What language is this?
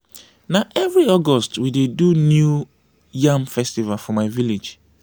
Nigerian Pidgin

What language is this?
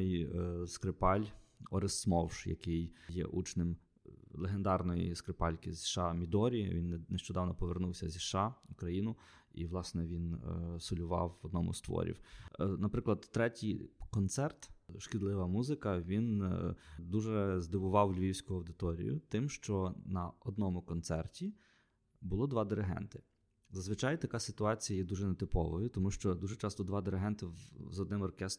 Ukrainian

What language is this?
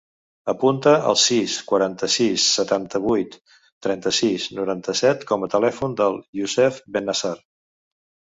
Catalan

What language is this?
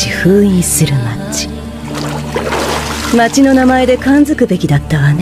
Japanese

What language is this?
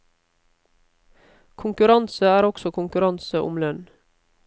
Norwegian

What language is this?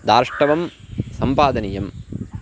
Sanskrit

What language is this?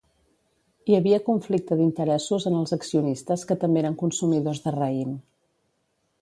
Catalan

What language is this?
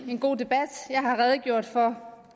Danish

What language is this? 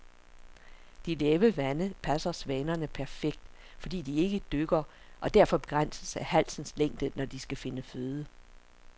Danish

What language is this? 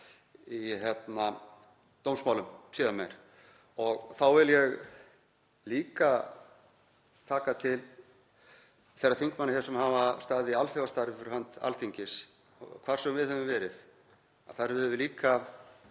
Icelandic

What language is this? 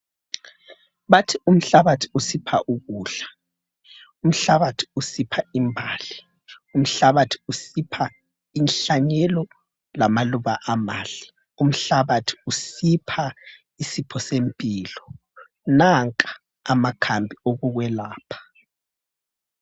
North Ndebele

